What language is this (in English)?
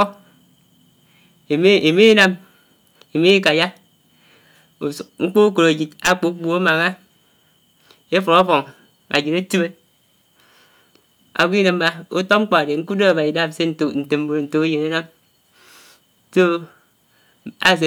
Anaang